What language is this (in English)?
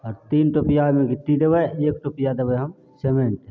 Maithili